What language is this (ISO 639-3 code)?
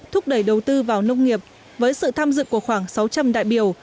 vie